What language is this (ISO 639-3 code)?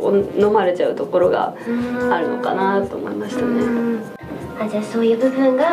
jpn